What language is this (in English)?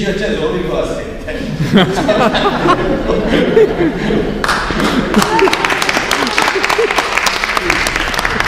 Italian